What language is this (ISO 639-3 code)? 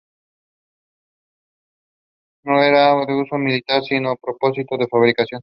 spa